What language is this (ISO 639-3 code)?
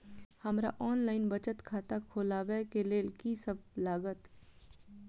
mai